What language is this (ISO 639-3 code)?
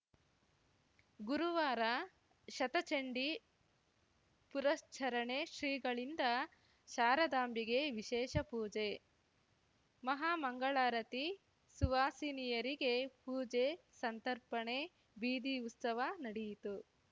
kan